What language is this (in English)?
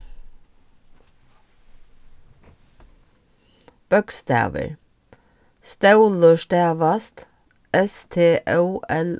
Faroese